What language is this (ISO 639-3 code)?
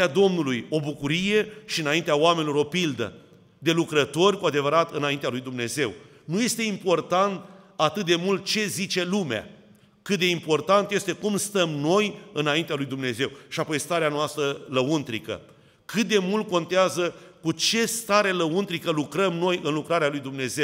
ron